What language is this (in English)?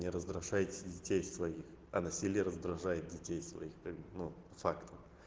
Russian